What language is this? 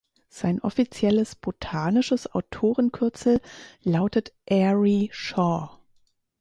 German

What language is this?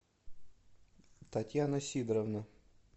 Russian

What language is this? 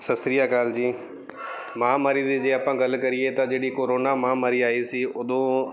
Punjabi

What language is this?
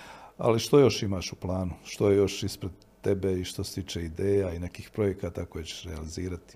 Croatian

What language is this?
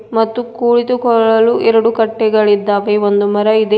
Kannada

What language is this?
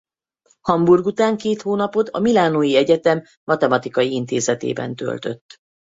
Hungarian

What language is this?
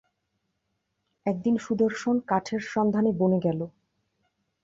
Bangla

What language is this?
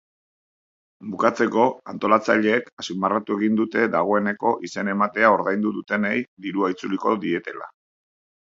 Basque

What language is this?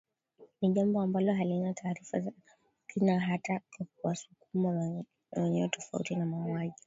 Swahili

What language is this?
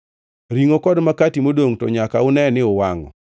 Luo (Kenya and Tanzania)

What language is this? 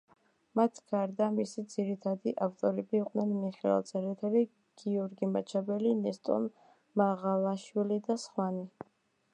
Georgian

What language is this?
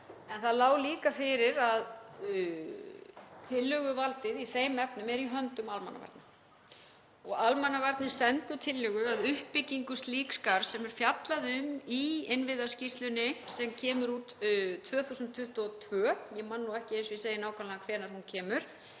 Icelandic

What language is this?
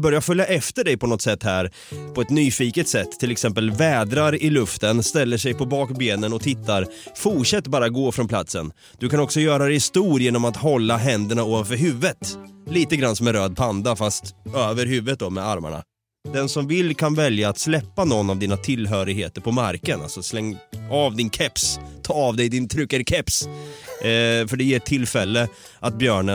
Swedish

